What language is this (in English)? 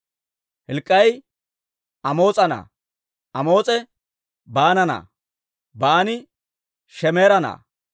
Dawro